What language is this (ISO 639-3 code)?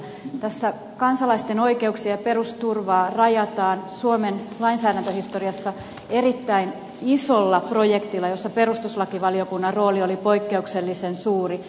fin